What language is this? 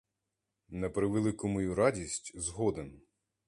Ukrainian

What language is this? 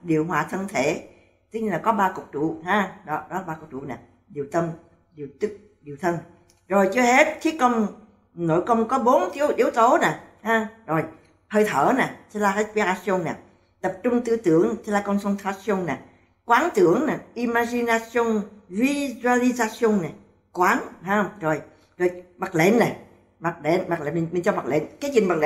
Vietnamese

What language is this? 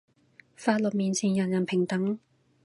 Cantonese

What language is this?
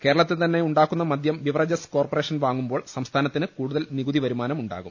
Malayalam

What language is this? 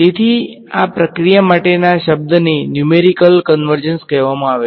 Gujarati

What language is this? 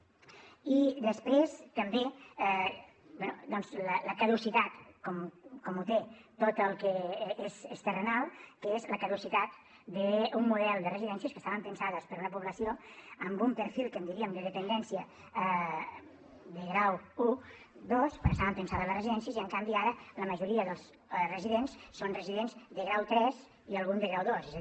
Catalan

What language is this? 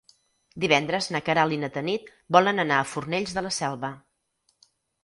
Catalan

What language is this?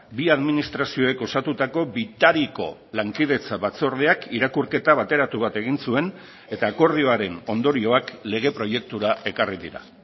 Basque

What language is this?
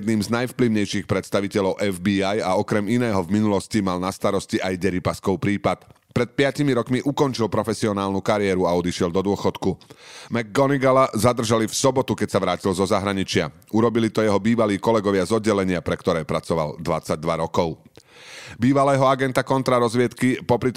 Slovak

